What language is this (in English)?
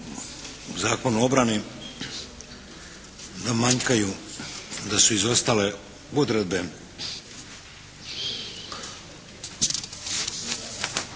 Croatian